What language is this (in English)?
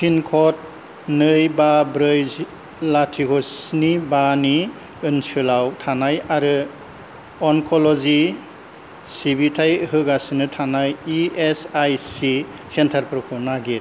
Bodo